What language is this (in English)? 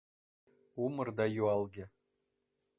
Mari